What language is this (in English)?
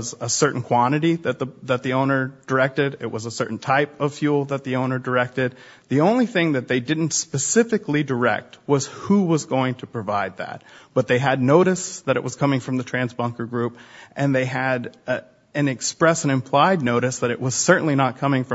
English